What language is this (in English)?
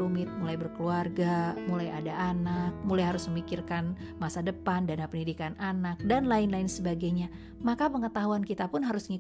Indonesian